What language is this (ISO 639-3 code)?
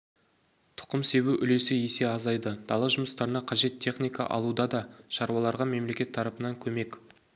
kaz